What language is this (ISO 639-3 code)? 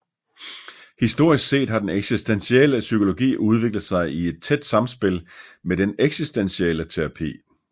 dan